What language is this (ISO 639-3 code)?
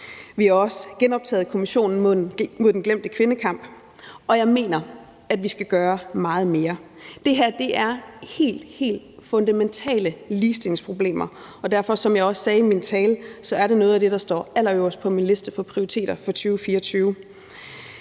dan